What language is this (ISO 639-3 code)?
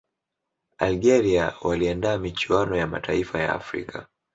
swa